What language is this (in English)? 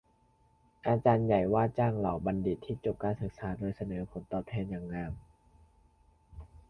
Thai